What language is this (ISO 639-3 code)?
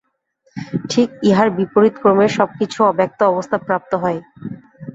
ben